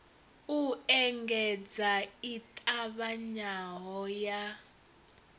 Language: Venda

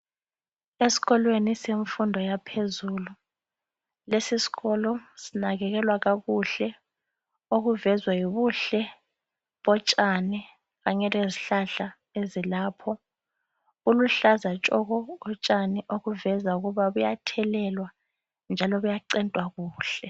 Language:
North Ndebele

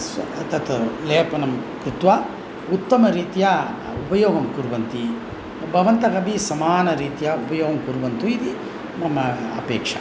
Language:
Sanskrit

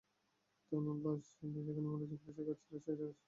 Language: Bangla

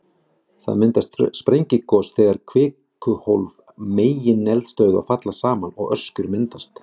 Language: Icelandic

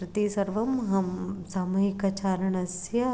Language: Sanskrit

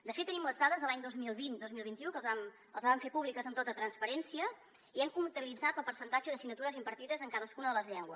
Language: Catalan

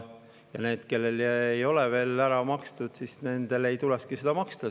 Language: Estonian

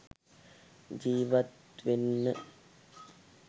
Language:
Sinhala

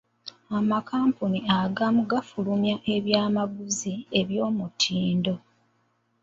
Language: Ganda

